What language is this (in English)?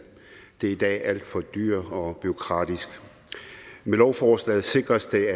Danish